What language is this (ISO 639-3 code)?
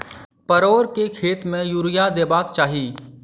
mai